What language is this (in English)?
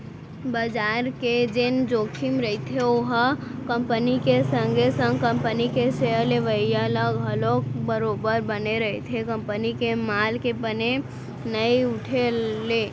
Chhattisgarhi